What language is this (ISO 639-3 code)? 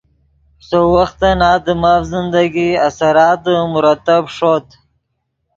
ydg